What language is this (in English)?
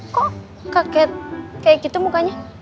Indonesian